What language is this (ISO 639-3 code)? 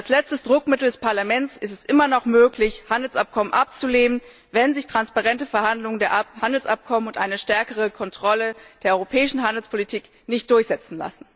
deu